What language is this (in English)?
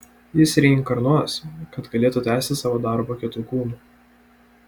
Lithuanian